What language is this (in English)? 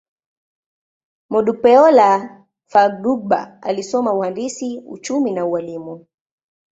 Swahili